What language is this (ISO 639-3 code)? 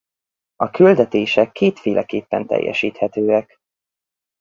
hun